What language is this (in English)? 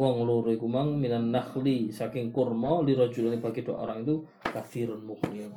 Malay